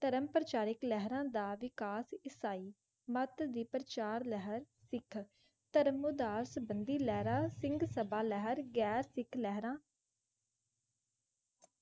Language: Punjabi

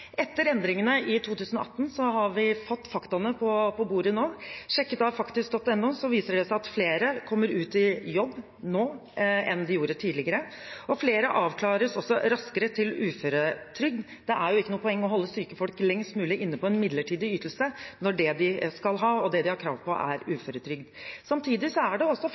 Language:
Norwegian Bokmål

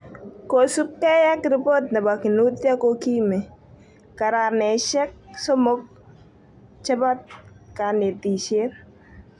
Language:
Kalenjin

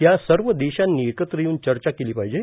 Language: Marathi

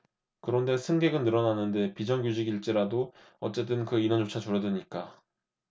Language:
Korean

